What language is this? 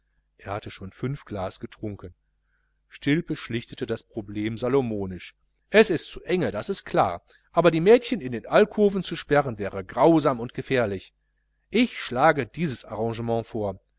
German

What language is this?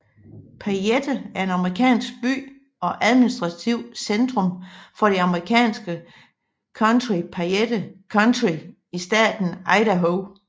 Danish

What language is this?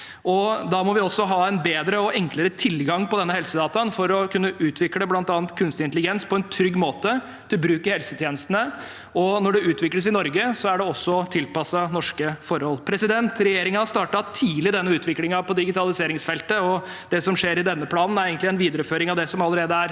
Norwegian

